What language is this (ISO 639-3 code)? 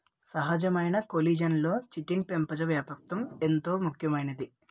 tel